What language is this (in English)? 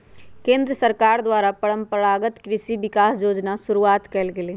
Magahi